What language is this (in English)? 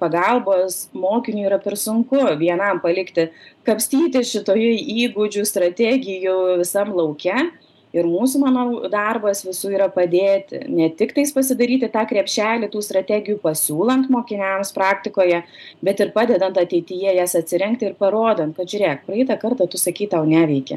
Lithuanian